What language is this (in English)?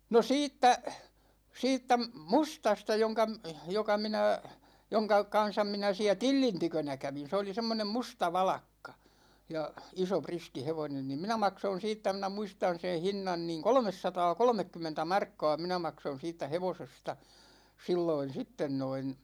Finnish